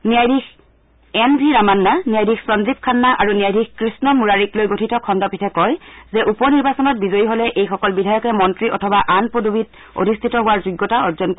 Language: Assamese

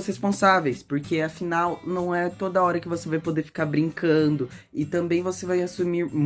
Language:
Portuguese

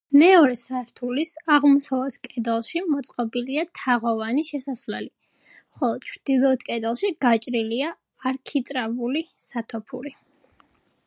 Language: Georgian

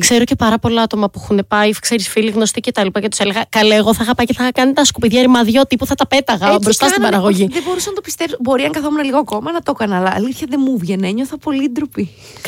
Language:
Greek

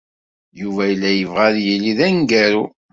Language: Kabyle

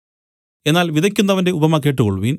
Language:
Malayalam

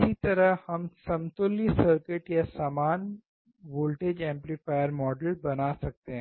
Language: Hindi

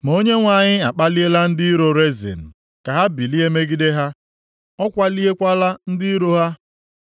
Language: Igbo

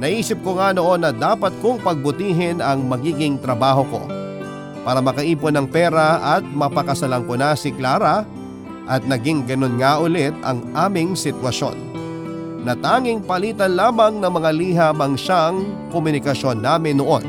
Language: Filipino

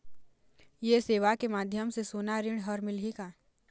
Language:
Chhattisgarhi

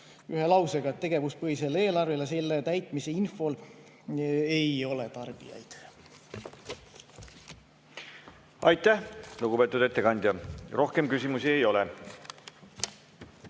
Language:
Estonian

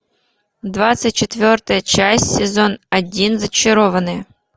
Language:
Russian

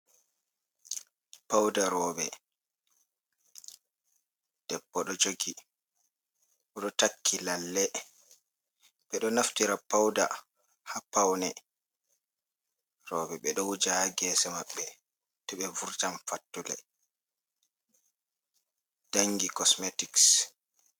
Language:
Fula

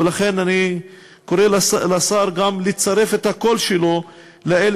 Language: Hebrew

